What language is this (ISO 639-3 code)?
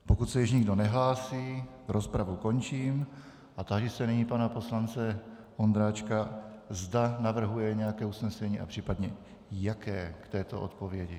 ces